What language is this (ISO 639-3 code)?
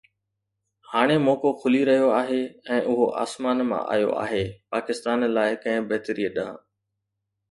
snd